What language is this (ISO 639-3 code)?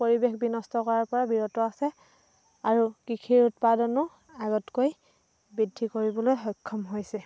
asm